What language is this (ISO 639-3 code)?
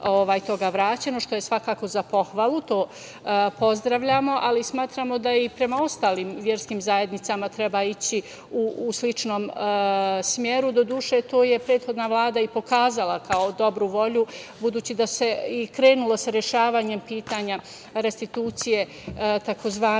srp